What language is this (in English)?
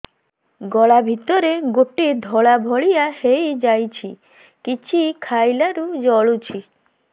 Odia